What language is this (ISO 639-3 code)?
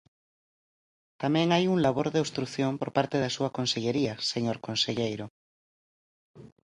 glg